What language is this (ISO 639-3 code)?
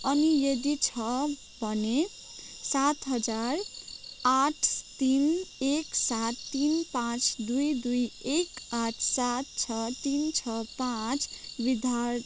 nep